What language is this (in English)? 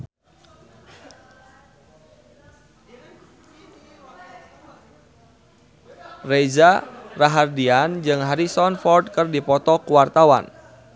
Sundanese